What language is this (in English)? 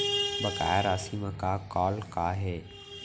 Chhattisgarhi